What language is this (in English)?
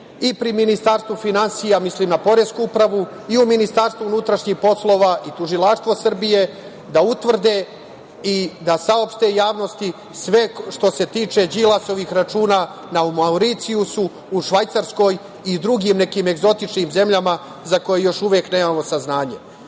Serbian